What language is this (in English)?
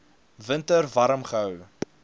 Afrikaans